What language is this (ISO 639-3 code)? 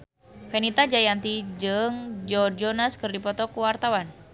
sun